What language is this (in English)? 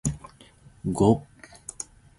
Zulu